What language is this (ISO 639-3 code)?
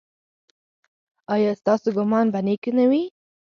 pus